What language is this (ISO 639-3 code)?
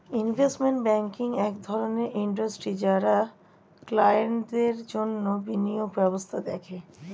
ben